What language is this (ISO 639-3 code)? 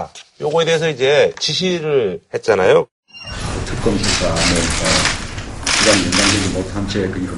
kor